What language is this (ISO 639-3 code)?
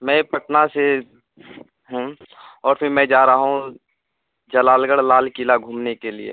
urd